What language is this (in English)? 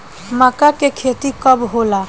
Bhojpuri